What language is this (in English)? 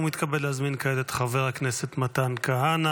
Hebrew